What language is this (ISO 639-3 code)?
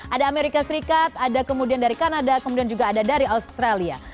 ind